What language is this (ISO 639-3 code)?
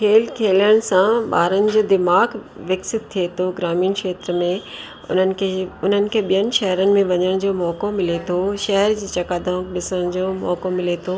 snd